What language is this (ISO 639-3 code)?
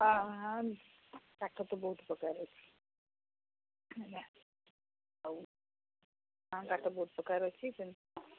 ori